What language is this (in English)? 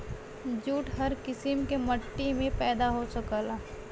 Bhojpuri